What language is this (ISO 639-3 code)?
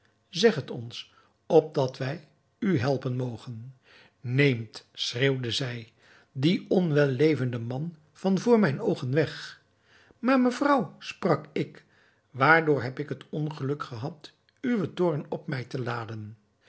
nld